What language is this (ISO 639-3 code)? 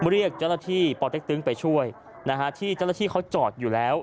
tha